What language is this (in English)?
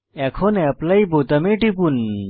Bangla